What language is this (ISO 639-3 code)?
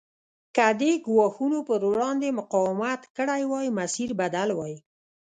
pus